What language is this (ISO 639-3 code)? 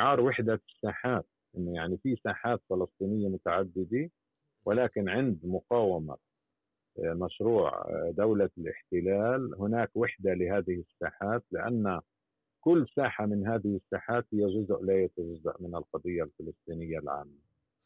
ara